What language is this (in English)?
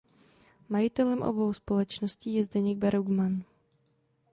Czech